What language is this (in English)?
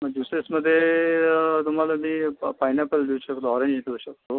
Marathi